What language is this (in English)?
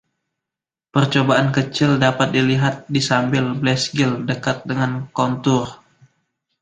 Indonesian